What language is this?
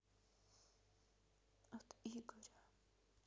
Russian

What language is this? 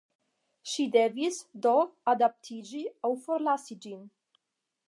Esperanto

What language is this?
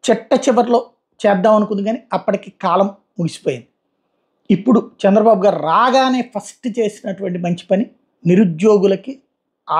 Telugu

